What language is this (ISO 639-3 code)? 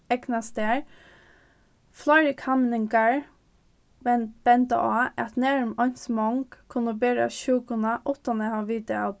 fao